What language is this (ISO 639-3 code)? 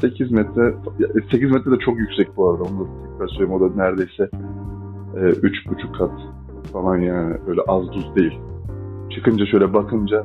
tur